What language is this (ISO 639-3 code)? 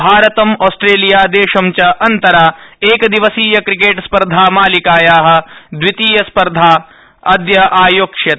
san